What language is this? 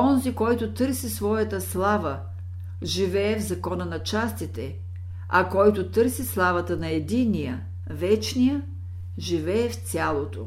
Bulgarian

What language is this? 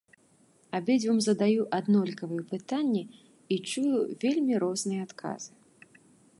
Belarusian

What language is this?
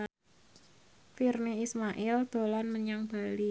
Javanese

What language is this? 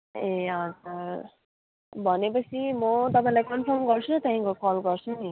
Nepali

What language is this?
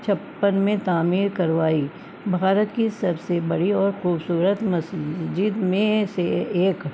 Urdu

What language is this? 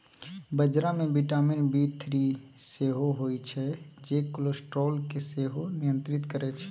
Maithili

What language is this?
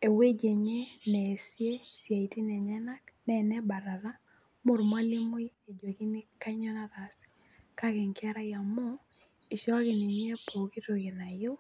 Masai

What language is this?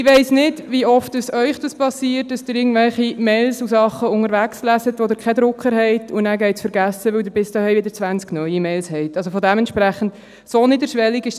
Swiss German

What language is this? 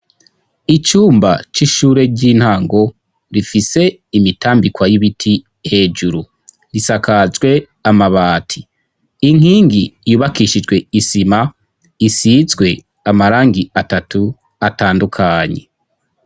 Rundi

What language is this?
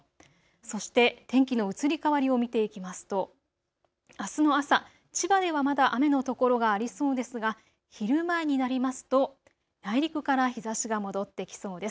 Japanese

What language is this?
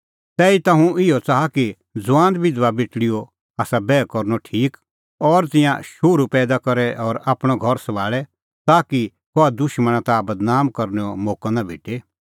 Kullu Pahari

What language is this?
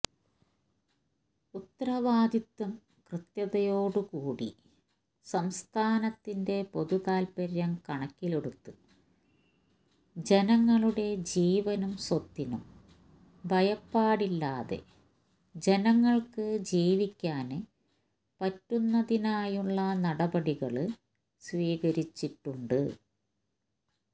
Malayalam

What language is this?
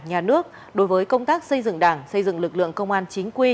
Vietnamese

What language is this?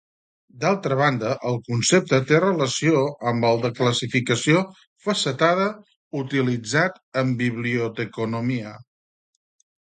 Catalan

